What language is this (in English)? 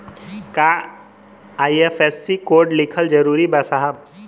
Bhojpuri